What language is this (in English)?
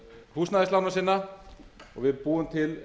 Icelandic